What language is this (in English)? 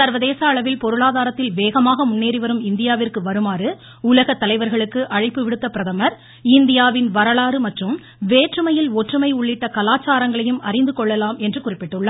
Tamil